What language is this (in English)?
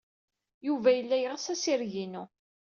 Kabyle